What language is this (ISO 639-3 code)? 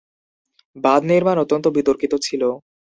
ben